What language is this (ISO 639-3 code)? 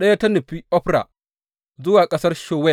hau